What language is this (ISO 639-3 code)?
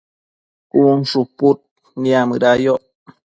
mcf